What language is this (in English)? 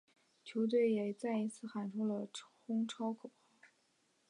Chinese